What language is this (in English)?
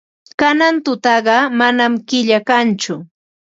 Ambo-Pasco Quechua